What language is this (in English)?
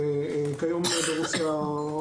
Hebrew